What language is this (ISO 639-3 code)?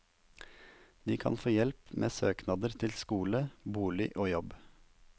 nor